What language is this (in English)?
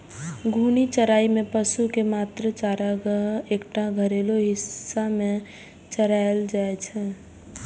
Maithili